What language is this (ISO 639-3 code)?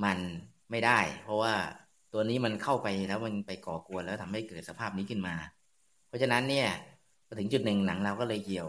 tha